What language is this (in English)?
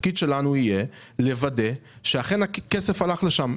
Hebrew